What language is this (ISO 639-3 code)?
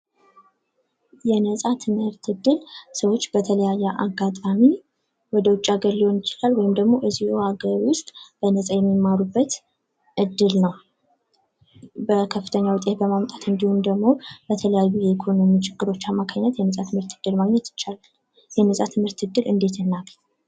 amh